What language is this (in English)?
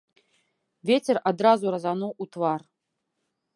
Belarusian